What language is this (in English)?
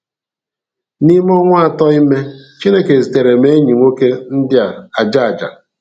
Igbo